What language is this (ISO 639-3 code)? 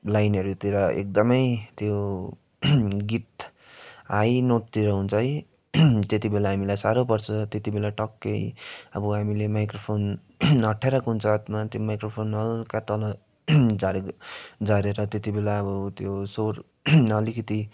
nep